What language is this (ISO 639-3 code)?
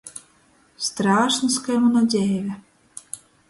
ltg